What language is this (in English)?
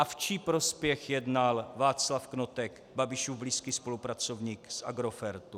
Czech